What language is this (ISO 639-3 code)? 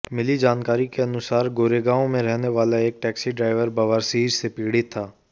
hin